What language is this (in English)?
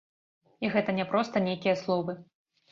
Belarusian